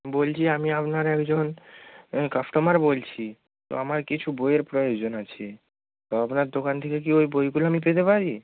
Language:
Bangla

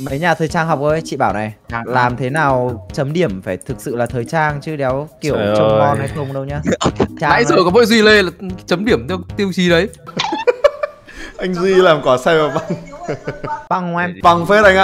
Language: Vietnamese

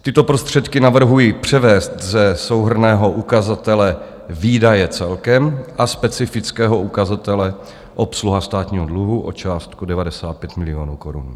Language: Czech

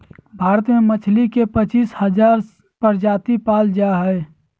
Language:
Magahi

